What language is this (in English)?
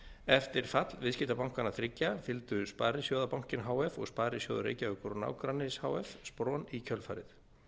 Icelandic